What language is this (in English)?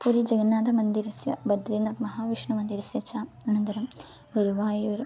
Sanskrit